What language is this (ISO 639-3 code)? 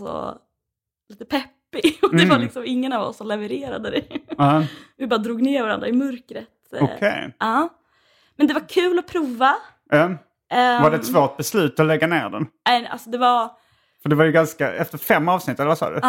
swe